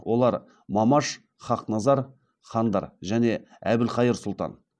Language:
Kazakh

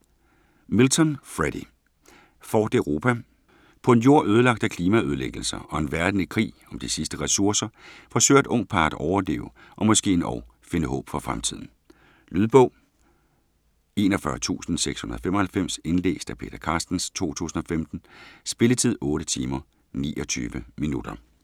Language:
Danish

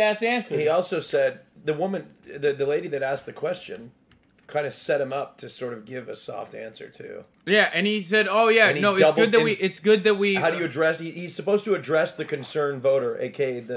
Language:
English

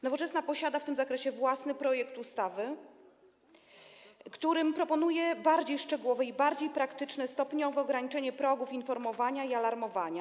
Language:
Polish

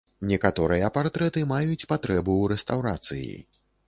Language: Belarusian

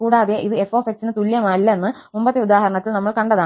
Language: Malayalam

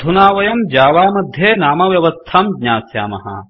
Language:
Sanskrit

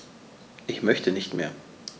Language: German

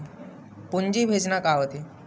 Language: Chhattisgarhi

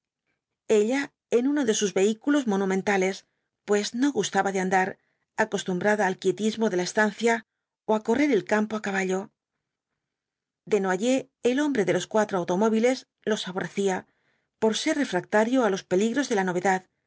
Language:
Spanish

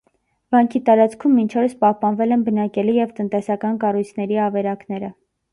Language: Armenian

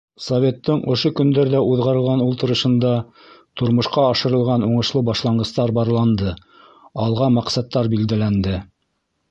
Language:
Bashkir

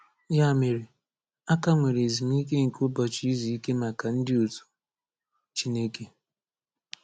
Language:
Igbo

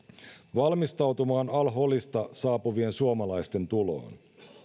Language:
Finnish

